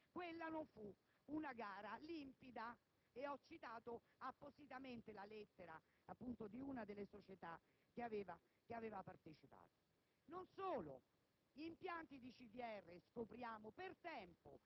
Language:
Italian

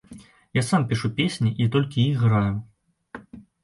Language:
Belarusian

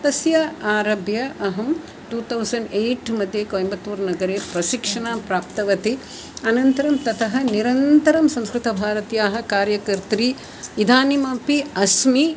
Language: Sanskrit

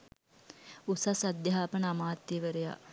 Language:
Sinhala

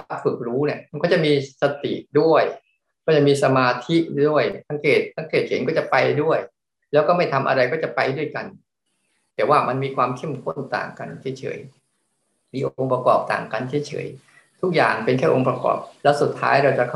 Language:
Thai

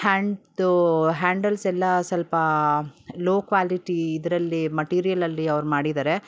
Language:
Kannada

